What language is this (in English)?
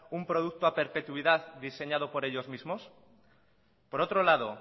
Spanish